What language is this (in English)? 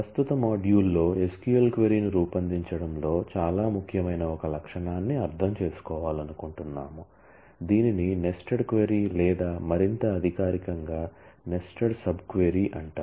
Telugu